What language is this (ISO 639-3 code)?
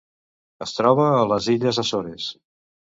cat